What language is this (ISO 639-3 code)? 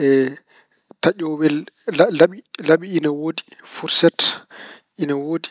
ful